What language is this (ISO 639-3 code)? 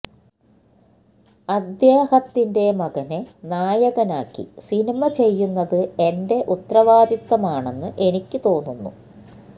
mal